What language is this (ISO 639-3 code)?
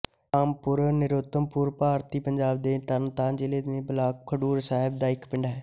pan